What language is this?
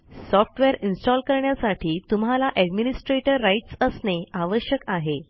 Marathi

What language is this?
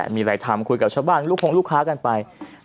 Thai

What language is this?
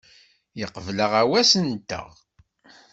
Kabyle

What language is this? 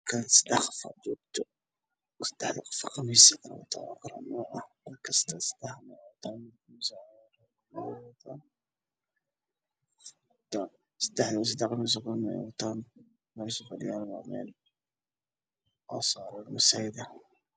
Somali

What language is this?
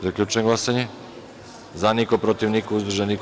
Serbian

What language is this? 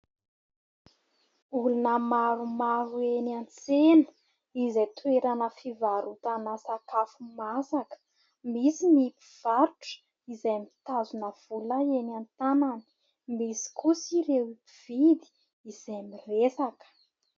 Malagasy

